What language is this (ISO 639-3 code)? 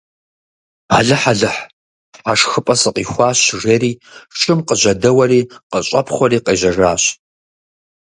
kbd